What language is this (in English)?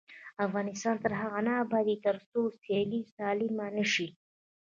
Pashto